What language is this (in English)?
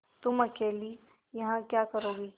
Hindi